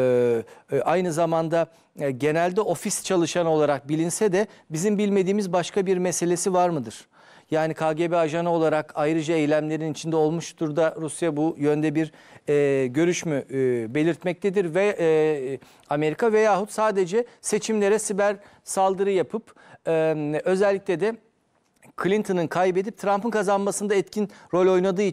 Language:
Turkish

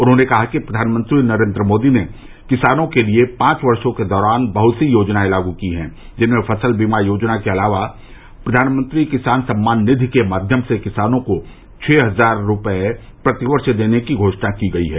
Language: Hindi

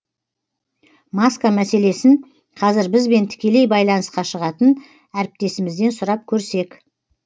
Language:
Kazakh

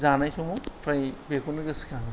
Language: Bodo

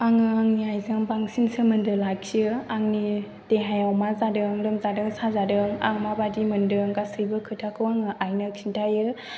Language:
Bodo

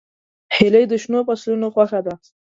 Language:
Pashto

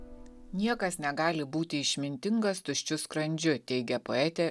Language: Lithuanian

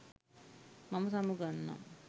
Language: Sinhala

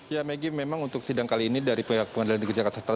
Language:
Indonesian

